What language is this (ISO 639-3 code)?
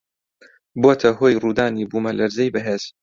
ckb